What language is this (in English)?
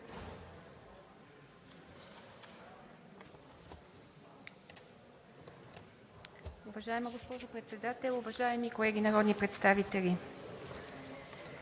Bulgarian